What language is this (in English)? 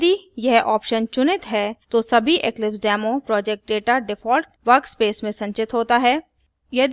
Hindi